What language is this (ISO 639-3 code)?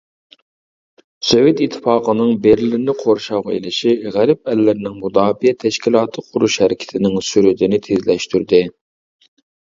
uig